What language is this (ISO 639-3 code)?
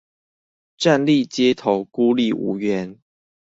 zho